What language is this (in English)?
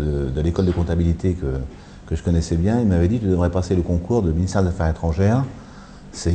French